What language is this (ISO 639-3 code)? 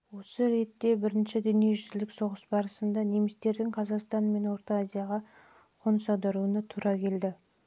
kaz